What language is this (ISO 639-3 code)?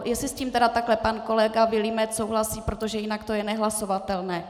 ces